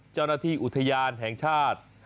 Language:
Thai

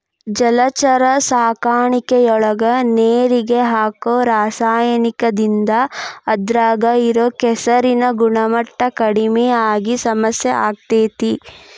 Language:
Kannada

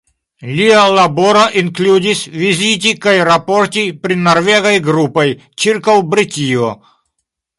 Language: Esperanto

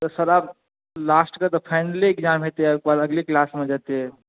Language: Maithili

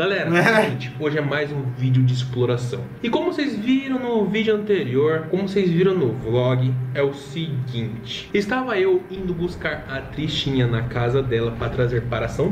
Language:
Portuguese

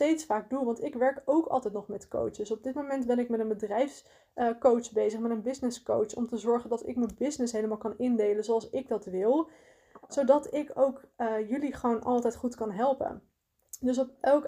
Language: Dutch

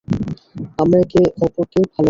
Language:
Bangla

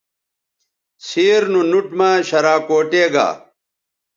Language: Bateri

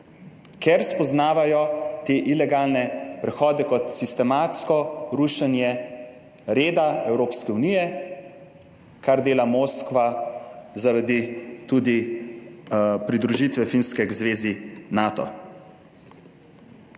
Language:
Slovenian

